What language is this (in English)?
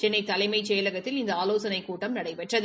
Tamil